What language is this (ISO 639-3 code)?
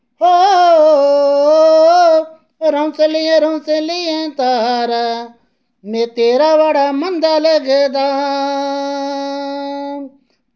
doi